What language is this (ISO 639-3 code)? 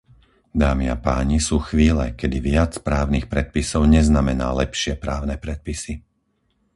slk